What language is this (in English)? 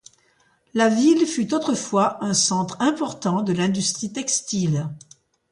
French